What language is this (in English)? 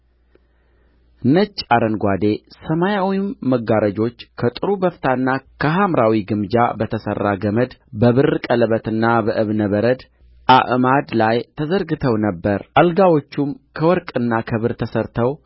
Amharic